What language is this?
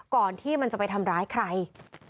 Thai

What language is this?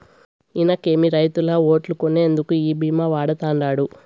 Telugu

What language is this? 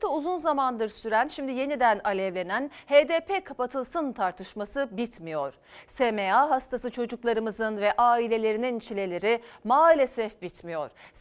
Turkish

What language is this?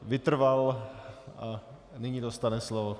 Czech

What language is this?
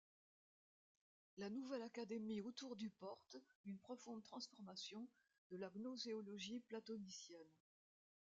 French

